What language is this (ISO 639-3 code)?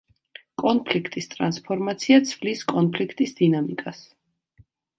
kat